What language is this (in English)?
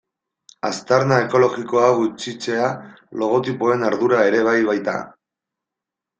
Basque